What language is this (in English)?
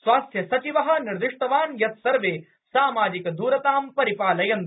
Sanskrit